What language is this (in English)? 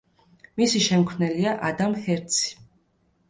Georgian